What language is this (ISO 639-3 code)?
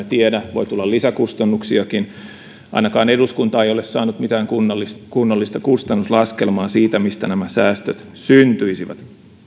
fin